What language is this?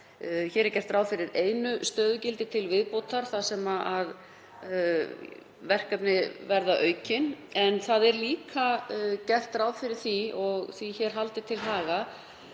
Icelandic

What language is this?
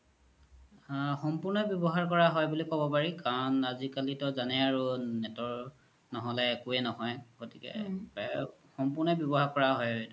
Assamese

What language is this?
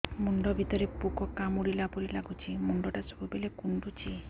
Odia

